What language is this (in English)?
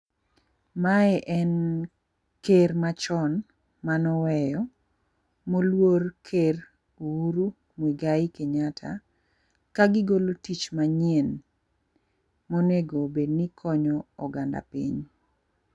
Luo (Kenya and Tanzania)